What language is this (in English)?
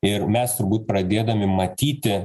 Lithuanian